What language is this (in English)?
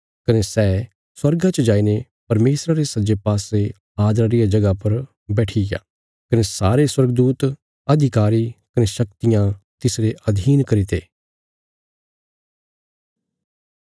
Bilaspuri